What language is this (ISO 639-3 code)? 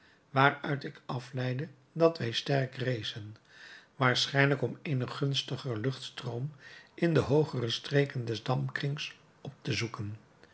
nld